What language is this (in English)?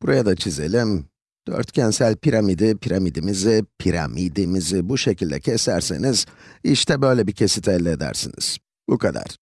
Turkish